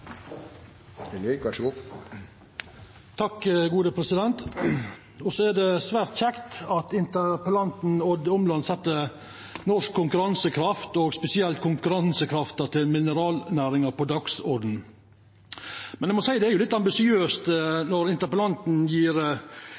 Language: Norwegian Nynorsk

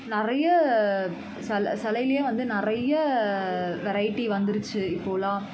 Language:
Tamil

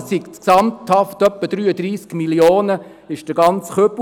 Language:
Swiss German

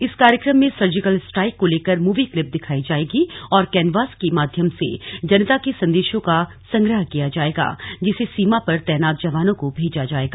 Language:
Hindi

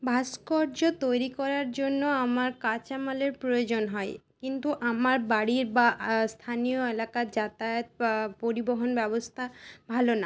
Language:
Bangla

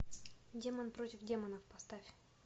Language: Russian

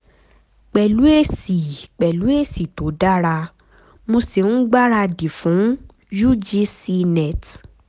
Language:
Yoruba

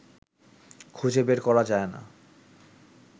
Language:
Bangla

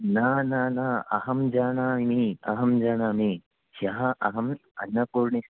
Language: Sanskrit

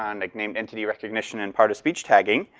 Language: English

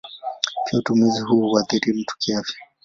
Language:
Swahili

